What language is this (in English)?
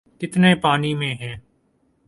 Urdu